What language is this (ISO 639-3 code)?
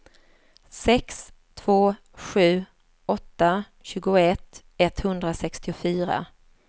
swe